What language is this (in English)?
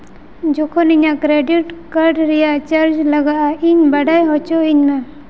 Santali